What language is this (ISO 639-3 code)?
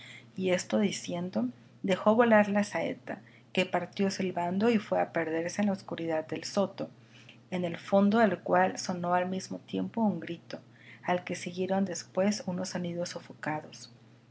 spa